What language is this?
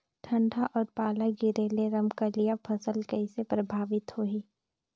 Chhattisgarhi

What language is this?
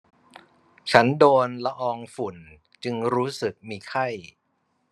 Thai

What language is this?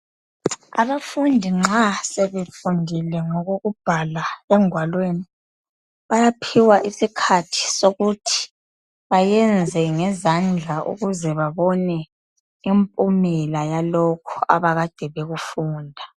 North Ndebele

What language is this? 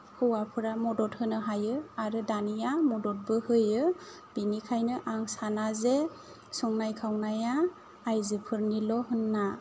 Bodo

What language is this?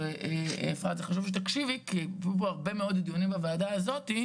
Hebrew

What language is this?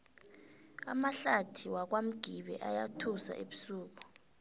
South Ndebele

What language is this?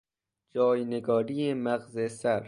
Persian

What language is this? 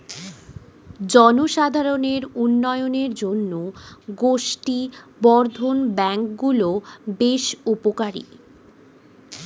Bangla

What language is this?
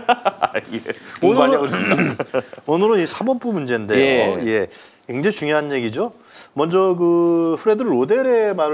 Korean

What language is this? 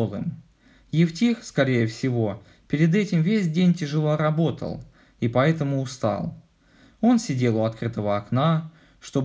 Russian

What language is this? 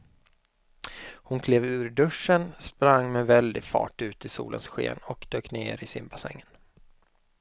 Swedish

